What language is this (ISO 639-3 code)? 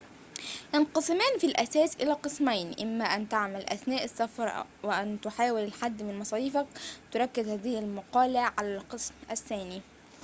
ara